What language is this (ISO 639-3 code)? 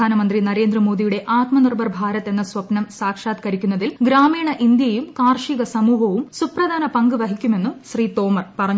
mal